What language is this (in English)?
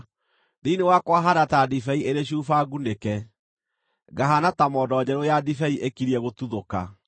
Kikuyu